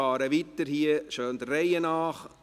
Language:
Swiss German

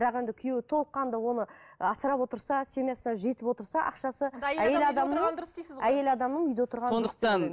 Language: Kazakh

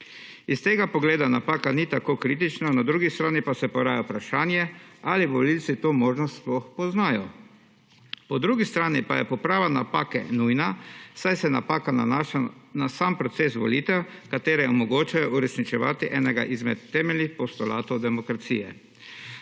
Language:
Slovenian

